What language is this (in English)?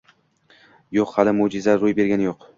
Uzbek